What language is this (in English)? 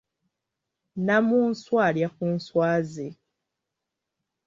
Ganda